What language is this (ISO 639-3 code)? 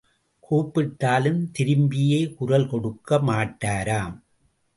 tam